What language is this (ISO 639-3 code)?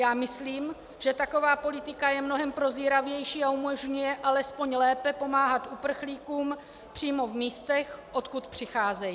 ces